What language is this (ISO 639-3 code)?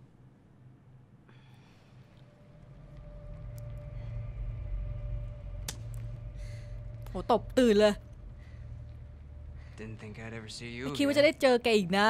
tha